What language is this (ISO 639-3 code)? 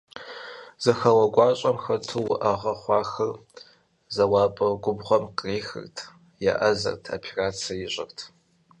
kbd